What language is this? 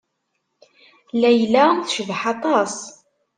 Kabyle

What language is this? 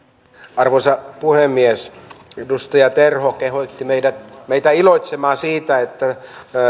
Finnish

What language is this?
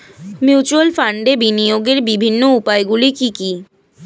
Bangla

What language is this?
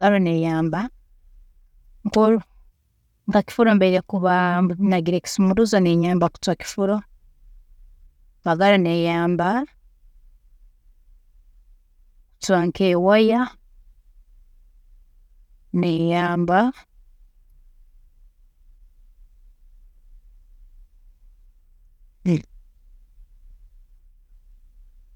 Tooro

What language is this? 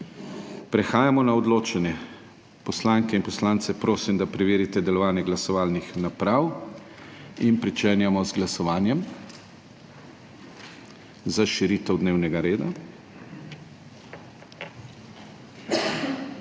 Slovenian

